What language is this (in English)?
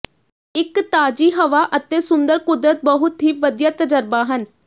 Punjabi